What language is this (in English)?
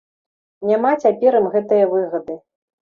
Belarusian